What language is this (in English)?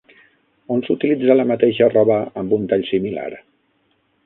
Catalan